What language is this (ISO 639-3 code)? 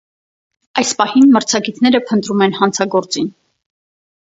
hye